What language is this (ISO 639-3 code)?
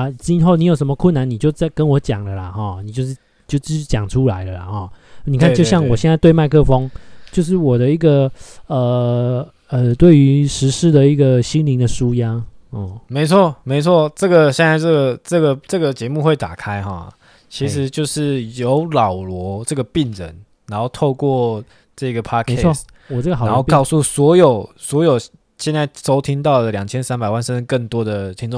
zho